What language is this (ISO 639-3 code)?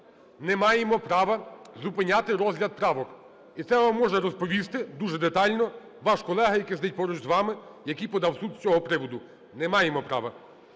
ukr